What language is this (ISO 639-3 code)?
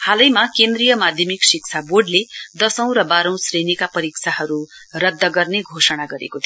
nep